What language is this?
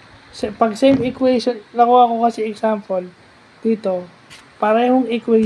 Filipino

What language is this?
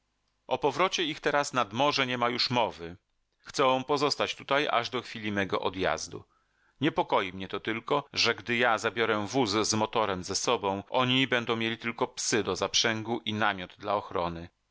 Polish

